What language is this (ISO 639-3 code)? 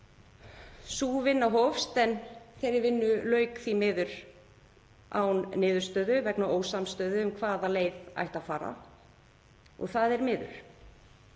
isl